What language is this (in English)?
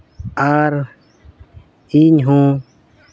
Santali